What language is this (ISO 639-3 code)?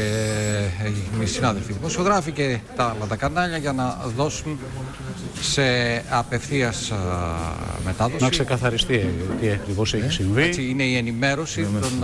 ell